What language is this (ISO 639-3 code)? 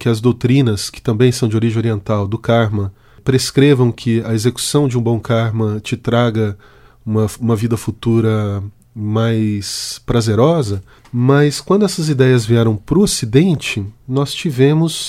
por